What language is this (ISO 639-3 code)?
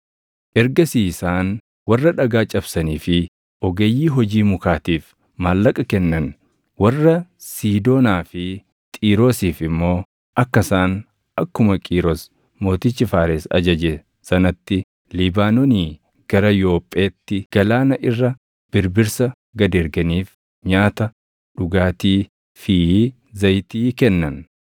orm